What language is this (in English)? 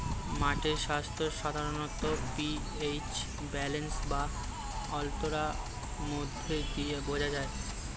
Bangla